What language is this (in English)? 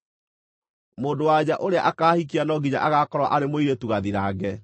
Kikuyu